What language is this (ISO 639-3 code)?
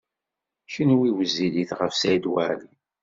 kab